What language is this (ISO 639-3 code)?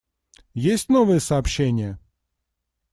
rus